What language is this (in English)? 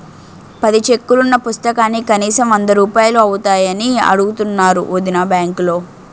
Telugu